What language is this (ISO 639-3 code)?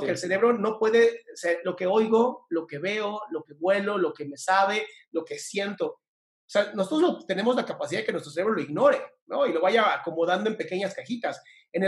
spa